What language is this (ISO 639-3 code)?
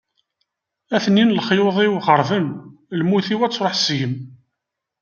kab